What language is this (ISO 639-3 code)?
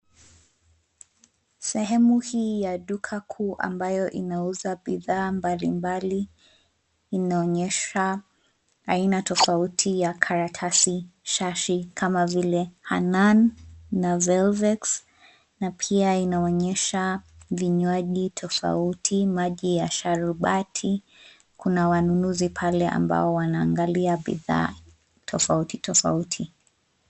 swa